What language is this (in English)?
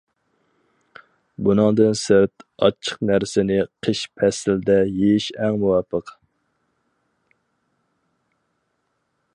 Uyghur